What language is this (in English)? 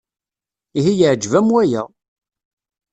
Kabyle